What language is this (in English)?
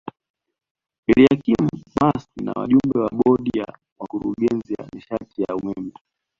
Swahili